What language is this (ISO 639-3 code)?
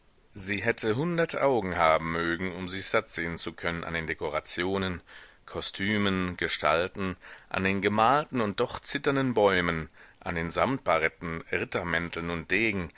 deu